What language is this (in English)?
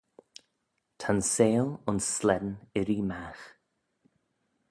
Manx